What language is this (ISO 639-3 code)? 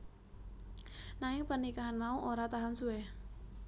jav